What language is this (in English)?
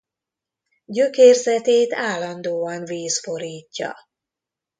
Hungarian